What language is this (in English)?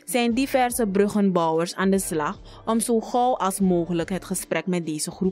Dutch